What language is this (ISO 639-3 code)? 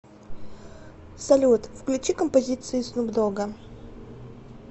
rus